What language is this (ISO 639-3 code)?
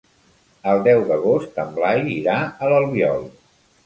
cat